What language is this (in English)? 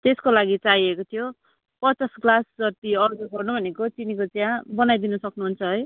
Nepali